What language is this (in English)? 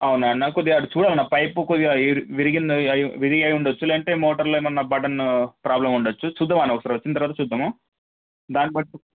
Telugu